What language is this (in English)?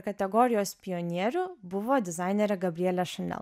Lithuanian